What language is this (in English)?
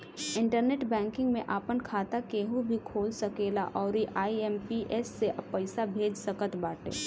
Bhojpuri